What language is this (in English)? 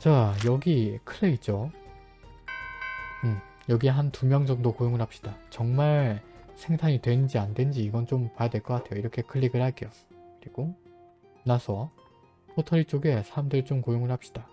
Korean